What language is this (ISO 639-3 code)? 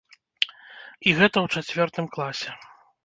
bel